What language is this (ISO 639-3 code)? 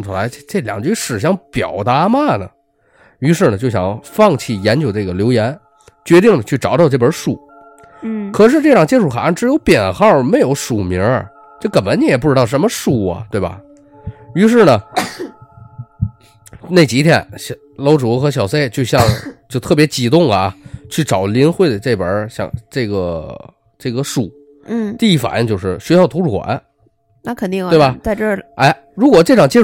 zho